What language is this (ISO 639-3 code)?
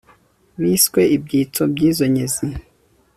kin